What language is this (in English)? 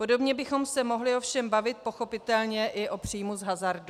Czech